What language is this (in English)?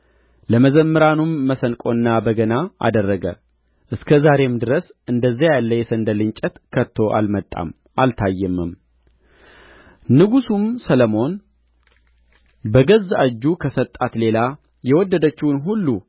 Amharic